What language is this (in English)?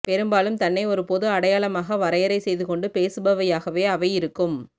Tamil